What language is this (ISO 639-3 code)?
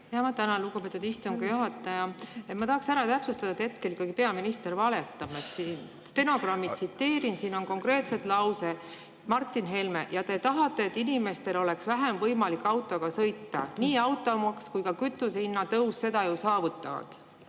est